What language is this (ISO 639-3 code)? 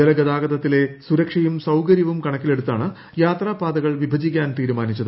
mal